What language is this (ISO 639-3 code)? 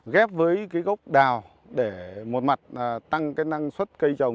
vie